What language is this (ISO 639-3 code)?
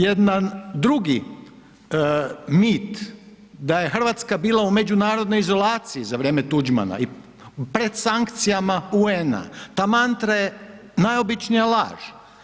hrv